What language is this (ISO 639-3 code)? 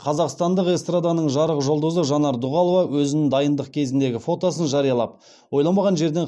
kaz